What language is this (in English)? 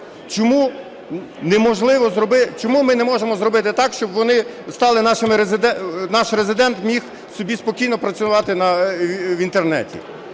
Ukrainian